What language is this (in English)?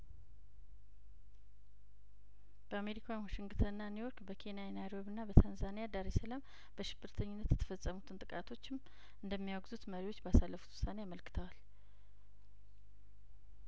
Amharic